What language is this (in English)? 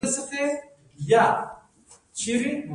Pashto